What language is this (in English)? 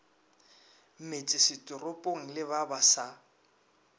Northern Sotho